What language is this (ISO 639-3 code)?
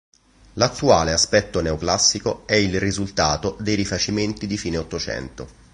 ita